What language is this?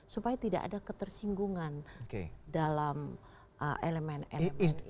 Indonesian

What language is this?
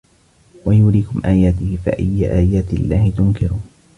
Arabic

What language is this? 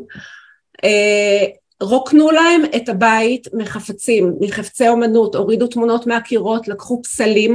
Hebrew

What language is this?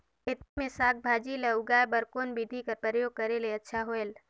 Chhattisgarhi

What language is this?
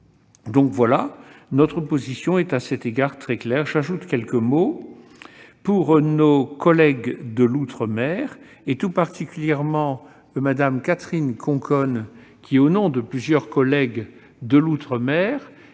French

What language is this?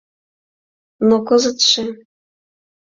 Mari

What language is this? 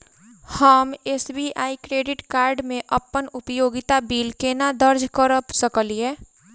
Maithili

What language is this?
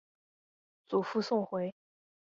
Chinese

